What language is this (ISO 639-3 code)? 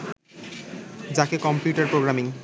ben